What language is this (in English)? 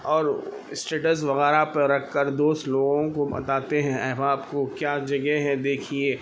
Urdu